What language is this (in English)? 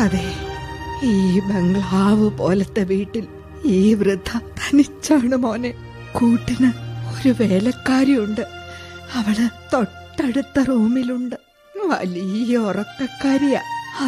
Malayalam